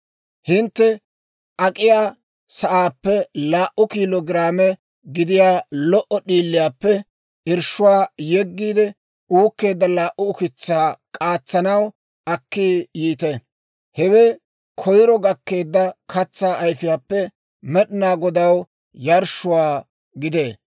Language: Dawro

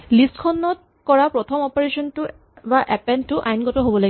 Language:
Assamese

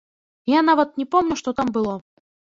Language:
Belarusian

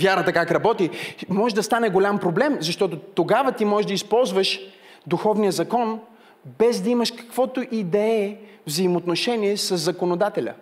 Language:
Bulgarian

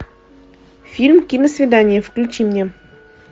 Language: Russian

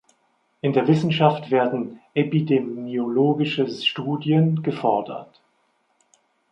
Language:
German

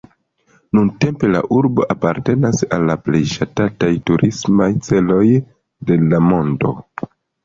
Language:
Esperanto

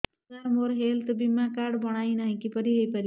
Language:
Odia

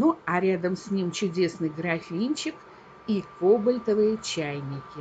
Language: Russian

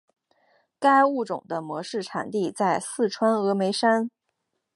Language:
Chinese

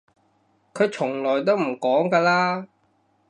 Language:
Cantonese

